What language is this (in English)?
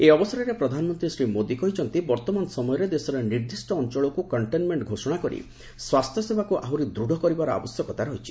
Odia